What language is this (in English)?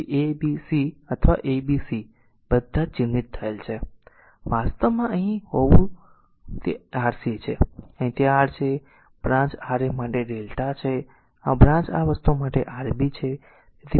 Gujarati